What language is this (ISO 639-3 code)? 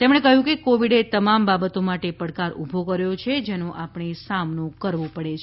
guj